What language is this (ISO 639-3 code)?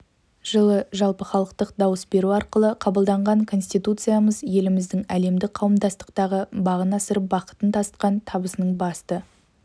kaz